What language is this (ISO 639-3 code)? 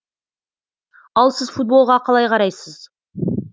kaz